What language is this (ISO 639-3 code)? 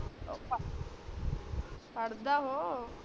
pan